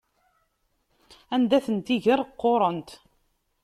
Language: Kabyle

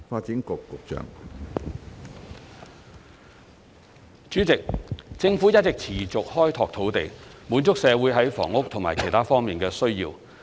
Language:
Cantonese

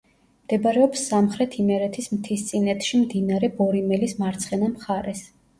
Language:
Georgian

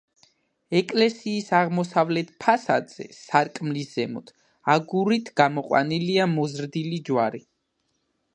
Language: Georgian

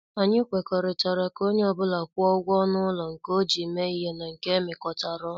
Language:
Igbo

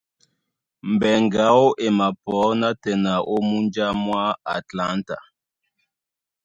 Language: Duala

